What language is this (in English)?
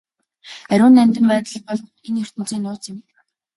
Mongolian